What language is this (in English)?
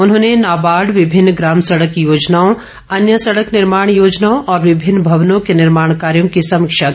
Hindi